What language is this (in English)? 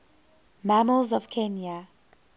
English